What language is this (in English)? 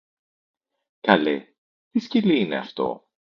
Greek